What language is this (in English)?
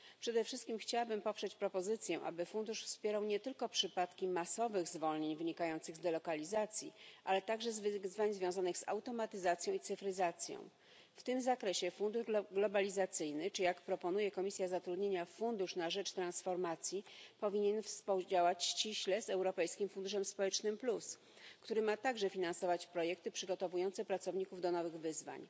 Polish